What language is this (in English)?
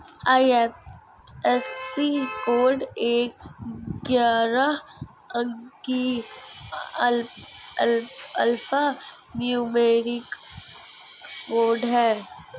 Hindi